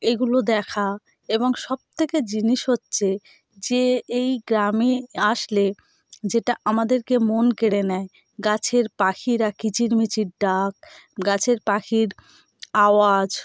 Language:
Bangla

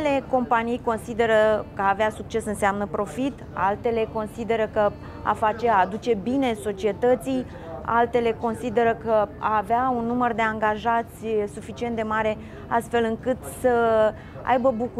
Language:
Romanian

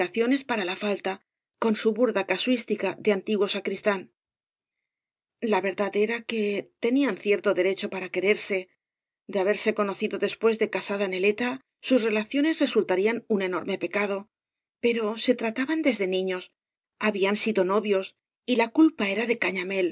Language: Spanish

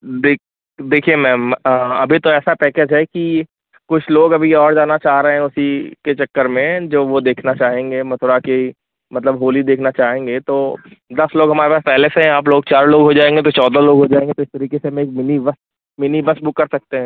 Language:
Hindi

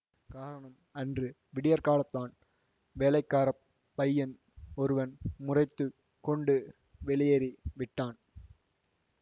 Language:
Tamil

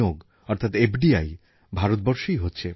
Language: Bangla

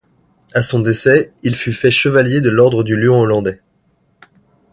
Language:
French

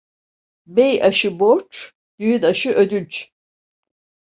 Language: Turkish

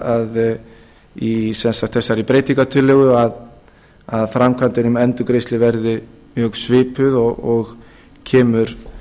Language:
Icelandic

